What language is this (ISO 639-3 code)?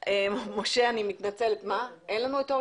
heb